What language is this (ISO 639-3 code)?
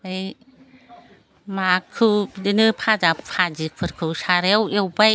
brx